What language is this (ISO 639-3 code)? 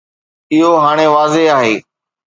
snd